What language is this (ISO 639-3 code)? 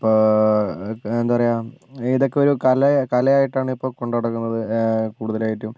mal